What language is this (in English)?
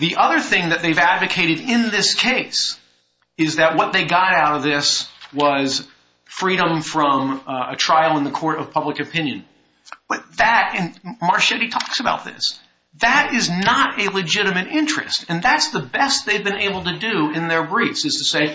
English